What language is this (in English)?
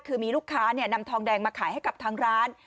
Thai